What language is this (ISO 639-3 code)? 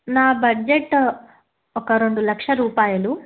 tel